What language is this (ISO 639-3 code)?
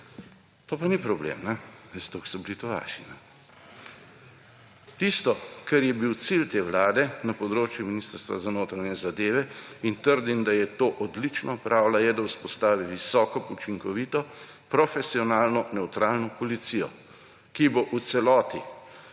slv